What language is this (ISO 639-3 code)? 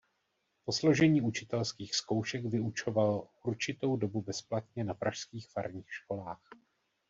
ces